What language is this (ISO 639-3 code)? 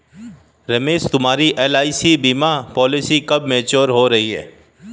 hin